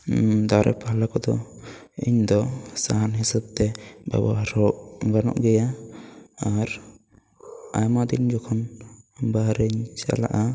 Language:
Santali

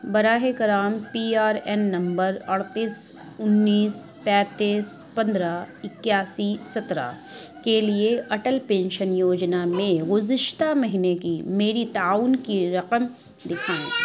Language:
Urdu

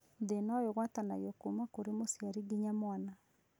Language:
Kikuyu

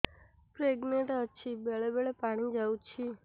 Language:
Odia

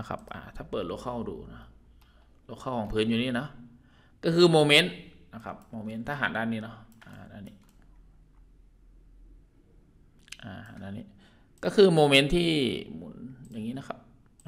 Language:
Thai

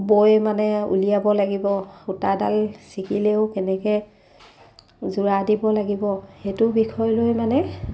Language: Assamese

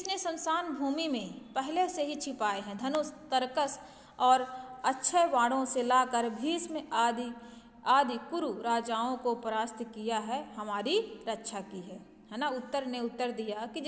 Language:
Hindi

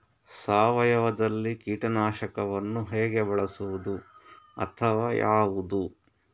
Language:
Kannada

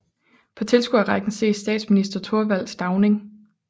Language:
Danish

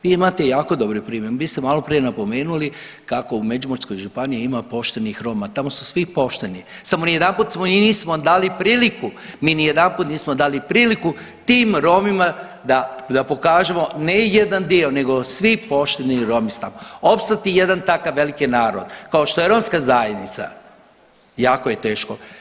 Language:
Croatian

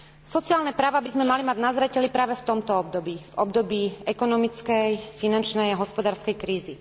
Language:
Slovak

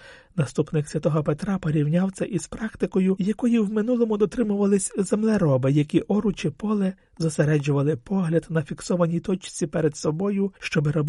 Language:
Ukrainian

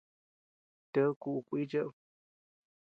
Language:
Tepeuxila Cuicatec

